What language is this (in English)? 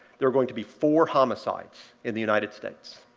English